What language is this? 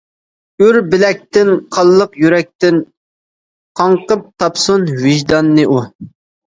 Uyghur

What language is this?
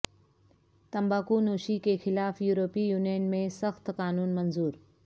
Urdu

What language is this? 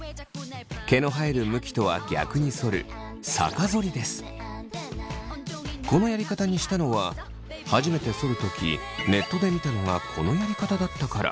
Japanese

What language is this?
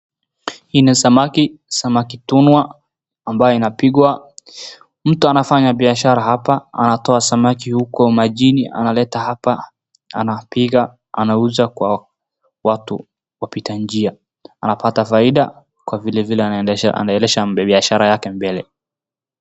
Swahili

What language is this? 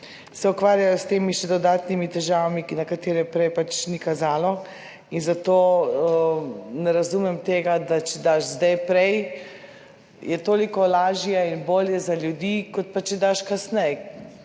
Slovenian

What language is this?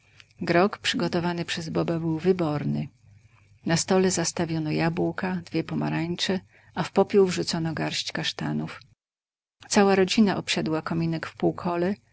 Polish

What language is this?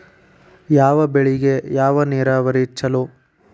Kannada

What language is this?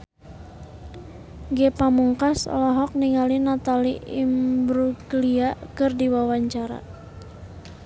Sundanese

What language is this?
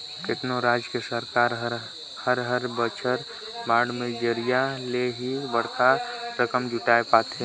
Chhattisgarhi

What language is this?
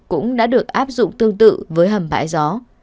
Vietnamese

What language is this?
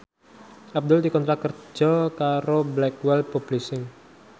Javanese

